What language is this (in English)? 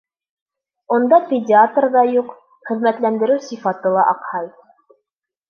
Bashkir